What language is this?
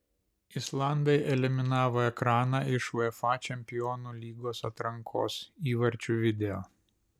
Lithuanian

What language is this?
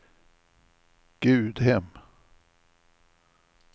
Swedish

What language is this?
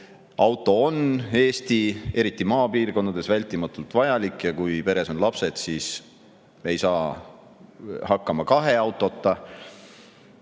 Estonian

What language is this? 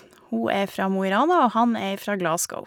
Norwegian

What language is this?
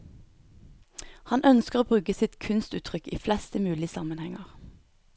Norwegian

